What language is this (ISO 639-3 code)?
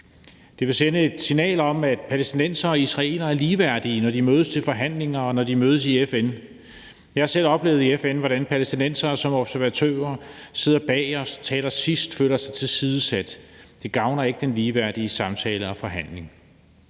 dan